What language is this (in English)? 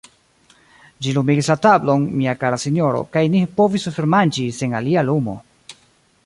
Esperanto